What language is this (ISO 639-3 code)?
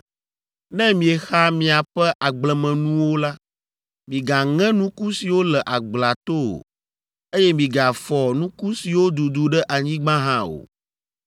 ewe